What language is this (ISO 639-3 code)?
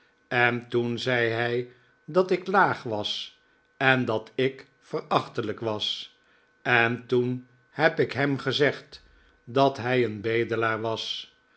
nld